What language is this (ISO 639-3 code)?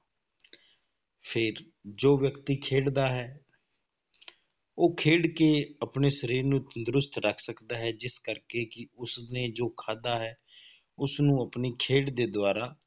pan